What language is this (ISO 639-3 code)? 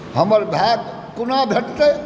mai